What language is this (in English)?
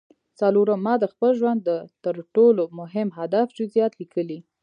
Pashto